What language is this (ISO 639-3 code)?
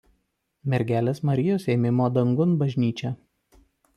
lit